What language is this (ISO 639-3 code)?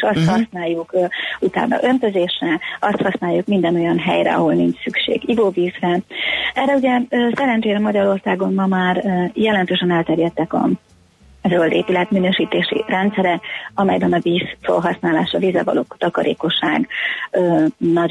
hun